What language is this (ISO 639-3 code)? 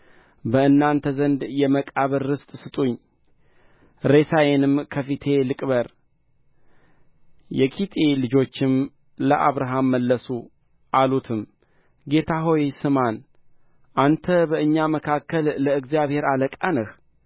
amh